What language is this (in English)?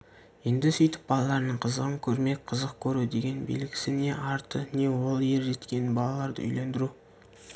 Kazakh